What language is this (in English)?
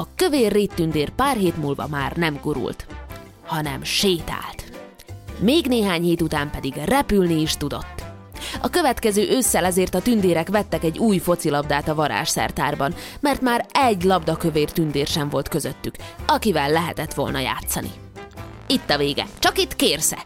Hungarian